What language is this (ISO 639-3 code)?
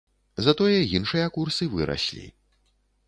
bel